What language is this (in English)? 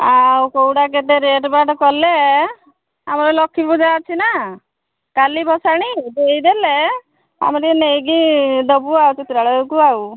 Odia